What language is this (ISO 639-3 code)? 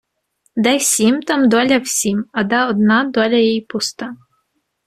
ukr